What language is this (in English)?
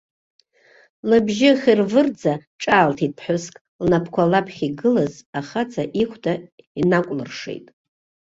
Abkhazian